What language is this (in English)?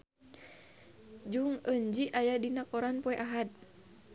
Sundanese